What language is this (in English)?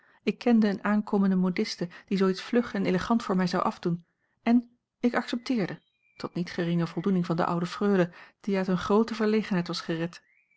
Dutch